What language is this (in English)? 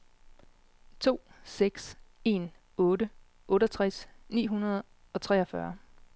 Danish